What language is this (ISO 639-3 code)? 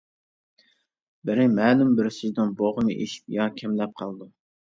uig